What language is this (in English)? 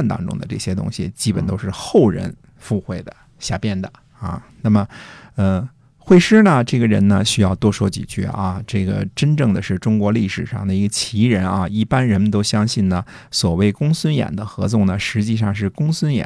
Chinese